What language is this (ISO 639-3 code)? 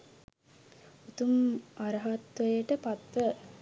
sin